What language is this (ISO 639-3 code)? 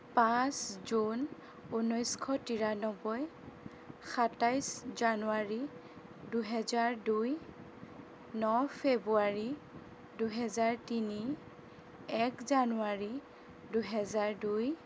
asm